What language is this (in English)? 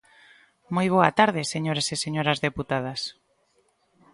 Galician